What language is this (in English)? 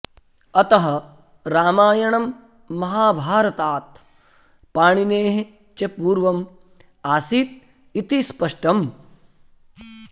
Sanskrit